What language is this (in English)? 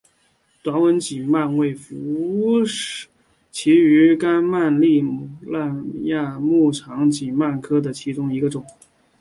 Chinese